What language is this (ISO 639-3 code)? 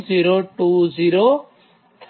guj